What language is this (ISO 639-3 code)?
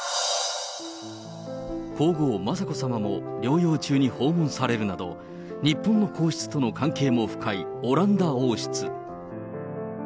jpn